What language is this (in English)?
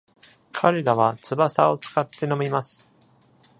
Japanese